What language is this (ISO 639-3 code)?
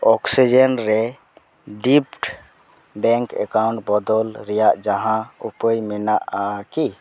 sat